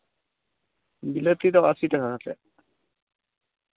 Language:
Santali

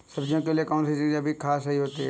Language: Hindi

